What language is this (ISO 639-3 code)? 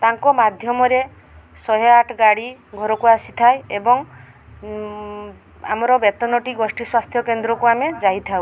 ori